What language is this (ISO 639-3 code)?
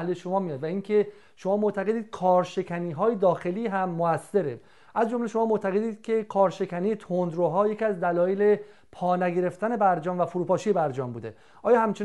fas